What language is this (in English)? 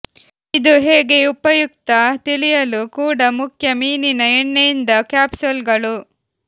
Kannada